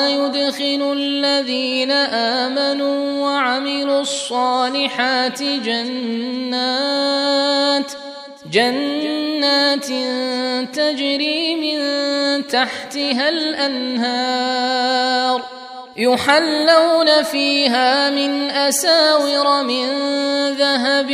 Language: Arabic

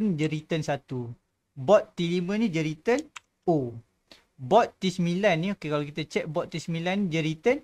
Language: Malay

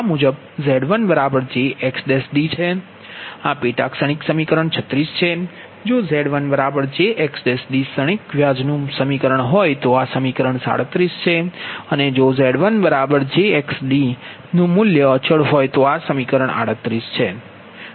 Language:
Gujarati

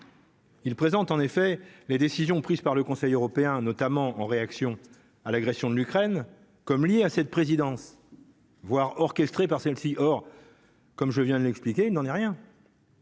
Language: French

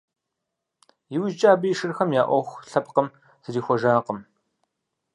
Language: Kabardian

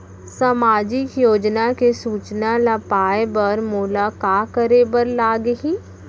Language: Chhattisgarhi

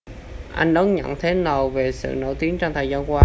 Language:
Vietnamese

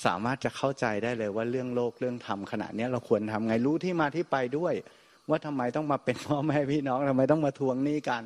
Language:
Thai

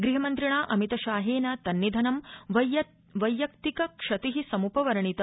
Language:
Sanskrit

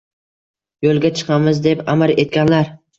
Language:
Uzbek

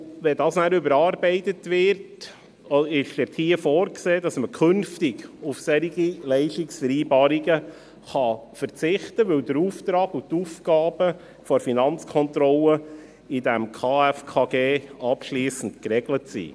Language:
Swiss German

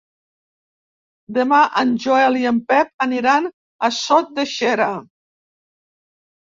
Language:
Catalan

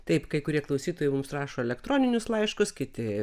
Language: Lithuanian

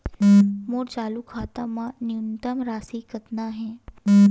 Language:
Chhattisgarhi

